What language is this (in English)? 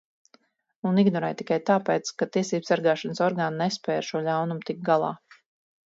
Latvian